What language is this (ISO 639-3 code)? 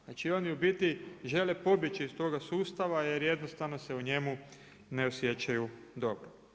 hrv